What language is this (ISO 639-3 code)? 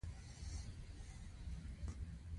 pus